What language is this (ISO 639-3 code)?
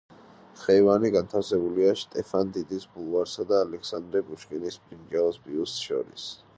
kat